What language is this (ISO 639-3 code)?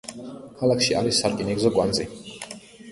kat